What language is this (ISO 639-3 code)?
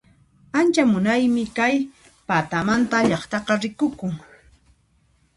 qxp